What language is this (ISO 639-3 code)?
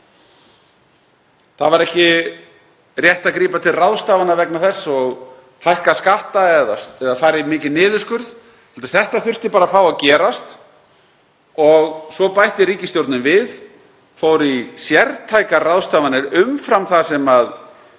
isl